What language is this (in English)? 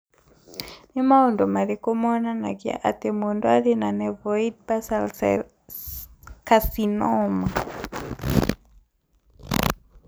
Kikuyu